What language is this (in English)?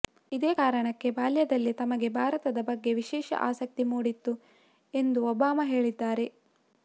Kannada